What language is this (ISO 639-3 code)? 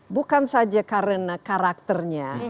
ind